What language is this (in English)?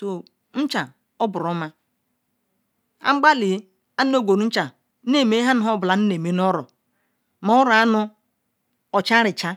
Ikwere